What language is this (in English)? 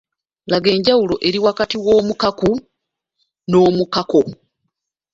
Ganda